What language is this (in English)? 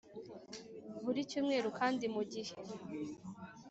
Kinyarwanda